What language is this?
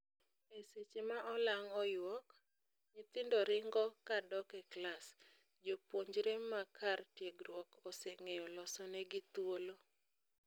Luo (Kenya and Tanzania)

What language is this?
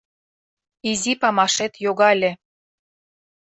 Mari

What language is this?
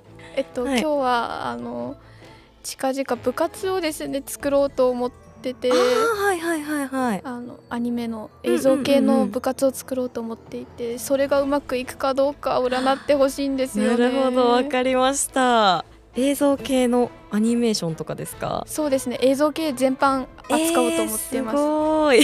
Japanese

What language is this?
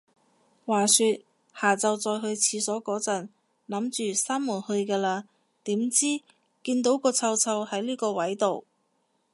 Cantonese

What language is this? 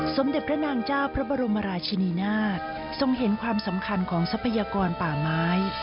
Thai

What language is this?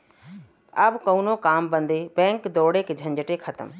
Bhojpuri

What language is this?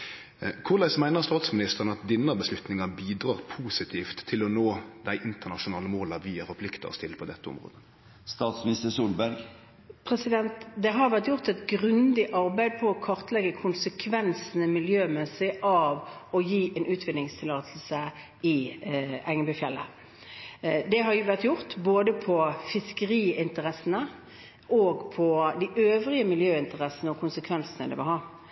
Norwegian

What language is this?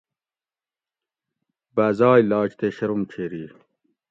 Gawri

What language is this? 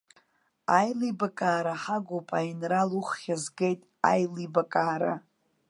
Abkhazian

